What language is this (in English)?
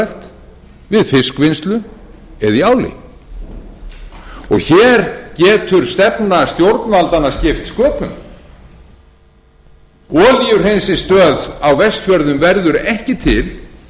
Icelandic